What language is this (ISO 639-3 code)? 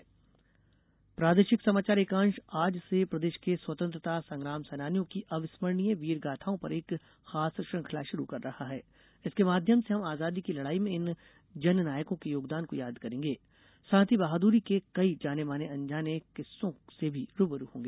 hin